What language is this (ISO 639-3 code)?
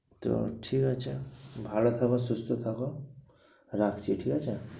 ben